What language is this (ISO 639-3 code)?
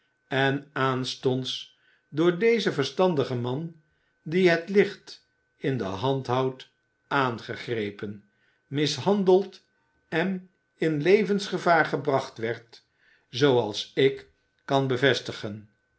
nld